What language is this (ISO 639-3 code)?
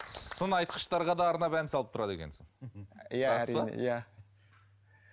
kaz